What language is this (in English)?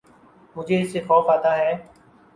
Urdu